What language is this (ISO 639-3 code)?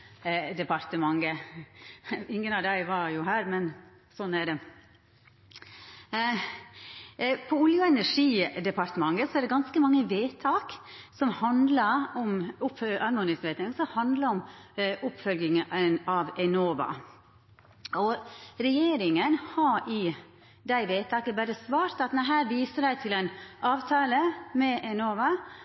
nno